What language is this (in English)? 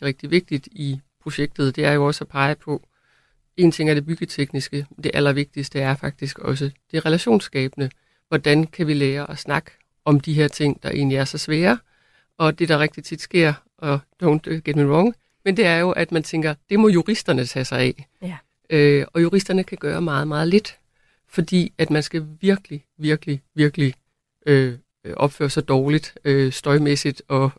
Danish